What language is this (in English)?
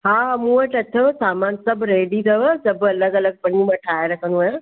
Sindhi